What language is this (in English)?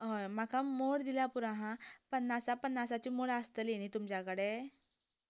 Konkani